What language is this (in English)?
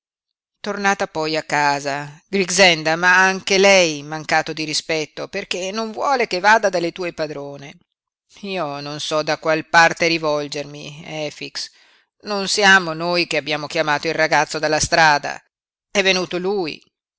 Italian